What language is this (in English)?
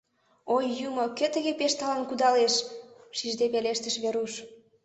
Mari